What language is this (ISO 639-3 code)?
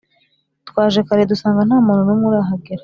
kin